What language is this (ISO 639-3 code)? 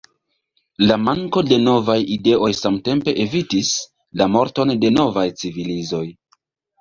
epo